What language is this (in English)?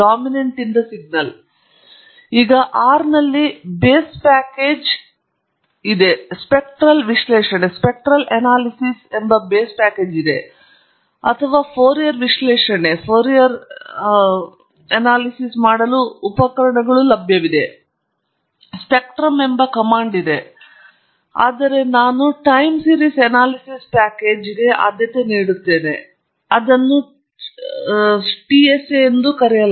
Kannada